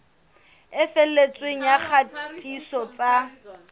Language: Southern Sotho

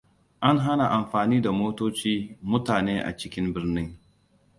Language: Hausa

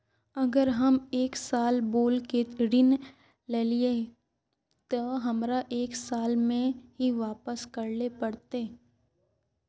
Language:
Magahi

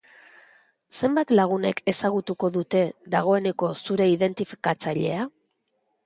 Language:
Basque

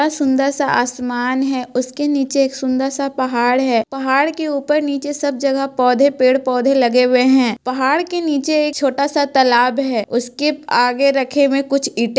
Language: Magahi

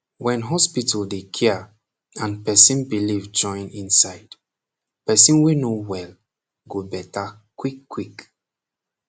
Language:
Nigerian Pidgin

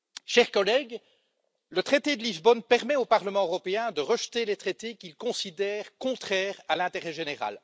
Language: French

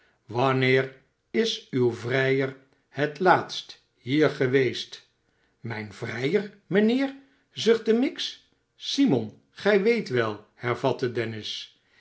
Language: Dutch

